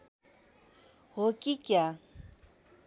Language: Nepali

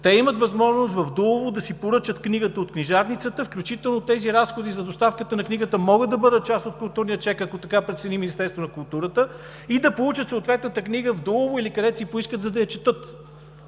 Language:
Bulgarian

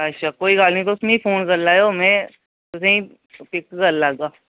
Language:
Dogri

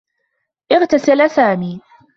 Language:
Arabic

